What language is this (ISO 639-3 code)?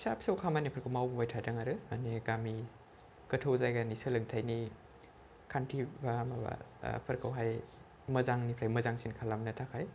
brx